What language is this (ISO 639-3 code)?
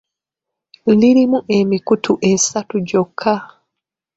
lug